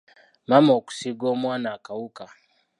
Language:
Ganda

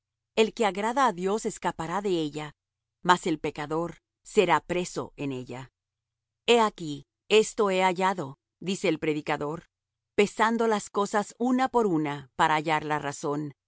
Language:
Spanish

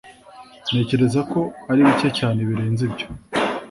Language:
Kinyarwanda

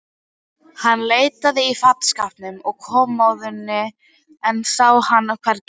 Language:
Icelandic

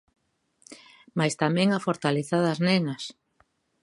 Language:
Galician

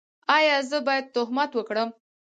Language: Pashto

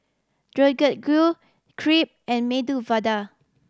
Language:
English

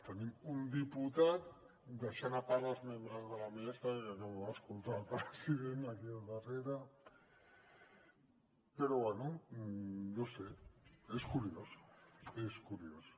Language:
Catalan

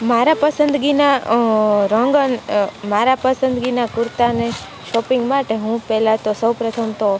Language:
Gujarati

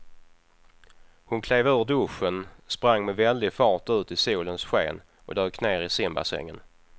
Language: Swedish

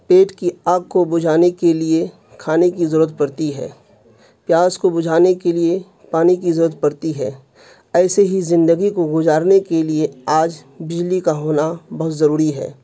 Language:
Urdu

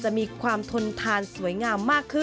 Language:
Thai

